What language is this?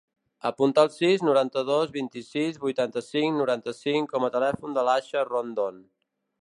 Catalan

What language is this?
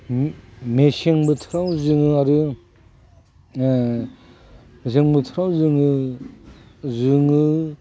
Bodo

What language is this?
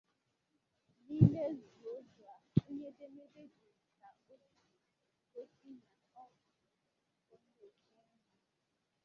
Igbo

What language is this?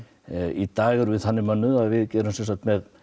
Icelandic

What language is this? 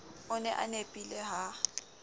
Southern Sotho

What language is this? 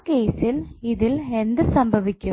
Malayalam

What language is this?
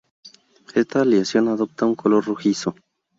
Spanish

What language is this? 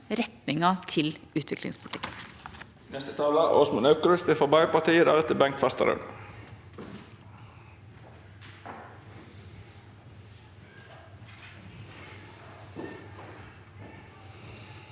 Norwegian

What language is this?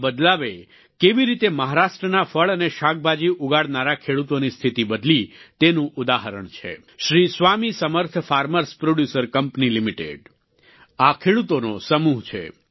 Gujarati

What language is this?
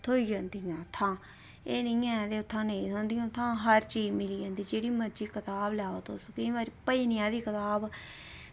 Dogri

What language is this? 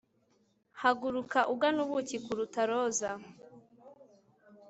Kinyarwanda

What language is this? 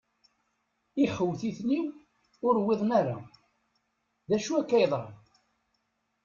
Kabyle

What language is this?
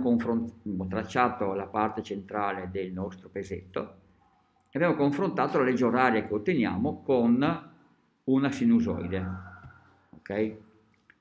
Italian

